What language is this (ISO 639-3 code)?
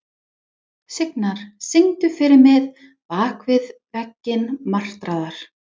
isl